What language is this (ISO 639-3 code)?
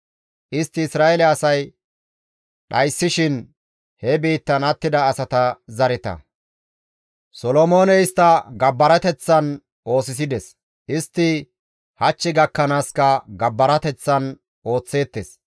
gmv